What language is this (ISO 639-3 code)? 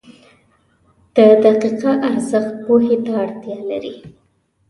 pus